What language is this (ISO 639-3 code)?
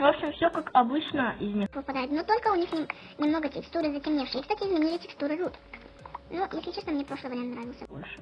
rus